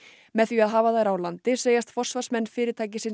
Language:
Icelandic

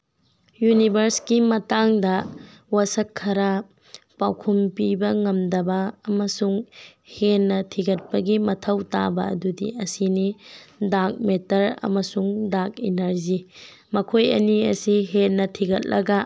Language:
Manipuri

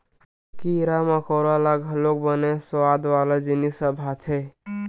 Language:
Chhattisgarhi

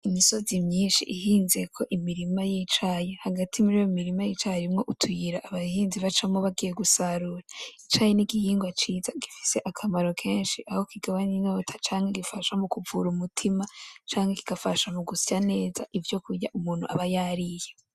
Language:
Rundi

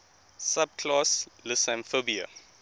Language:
English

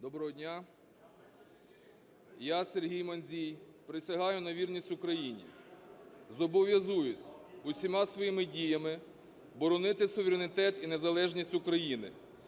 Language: Ukrainian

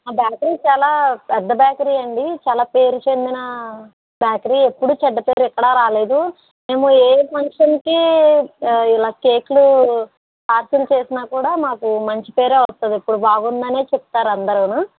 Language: Telugu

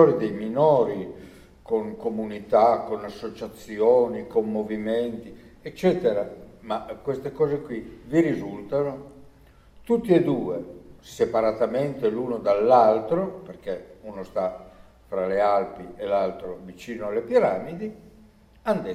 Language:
Italian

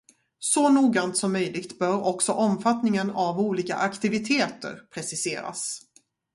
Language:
Swedish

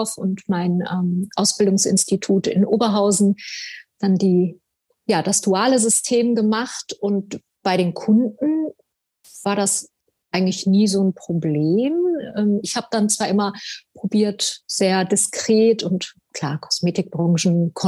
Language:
German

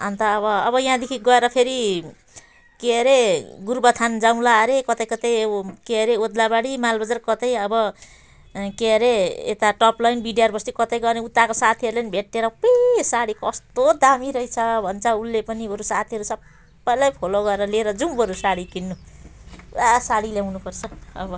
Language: Nepali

